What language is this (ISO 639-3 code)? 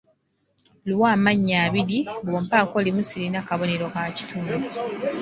lug